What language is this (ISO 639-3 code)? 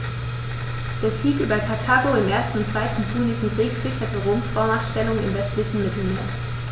deu